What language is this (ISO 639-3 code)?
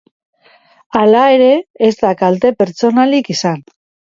eus